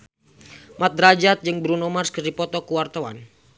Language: Sundanese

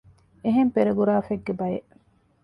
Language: Divehi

